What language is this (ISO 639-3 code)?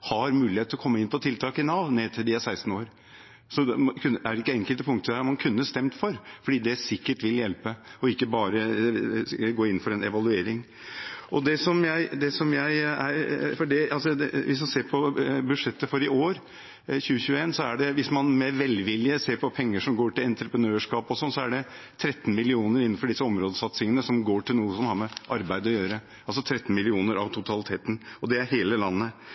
nob